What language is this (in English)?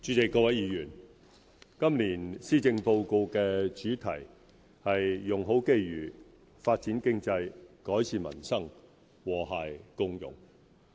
Cantonese